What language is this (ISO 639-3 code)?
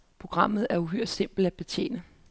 dan